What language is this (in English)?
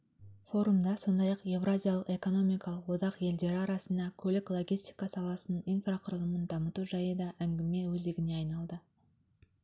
Kazakh